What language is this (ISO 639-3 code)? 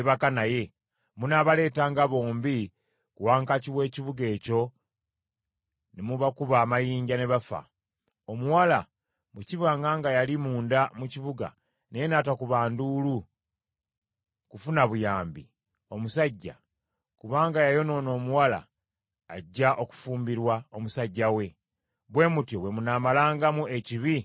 lug